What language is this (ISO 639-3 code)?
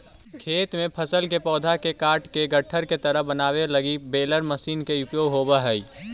mag